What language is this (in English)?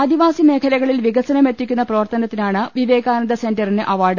Malayalam